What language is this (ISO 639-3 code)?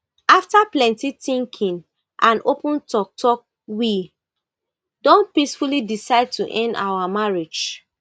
pcm